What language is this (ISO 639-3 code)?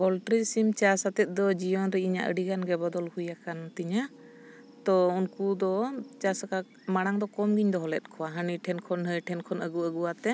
sat